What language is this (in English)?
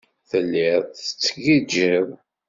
Kabyle